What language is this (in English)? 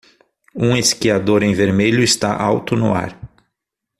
Portuguese